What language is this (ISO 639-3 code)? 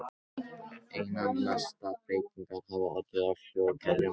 isl